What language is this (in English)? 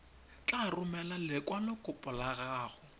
Tswana